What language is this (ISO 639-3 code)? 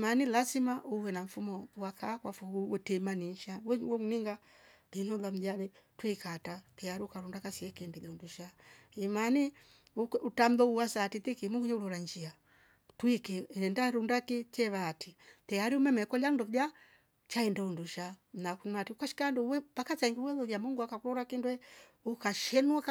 rof